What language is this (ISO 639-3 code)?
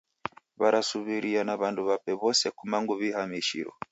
dav